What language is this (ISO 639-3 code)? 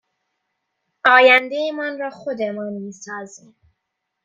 fas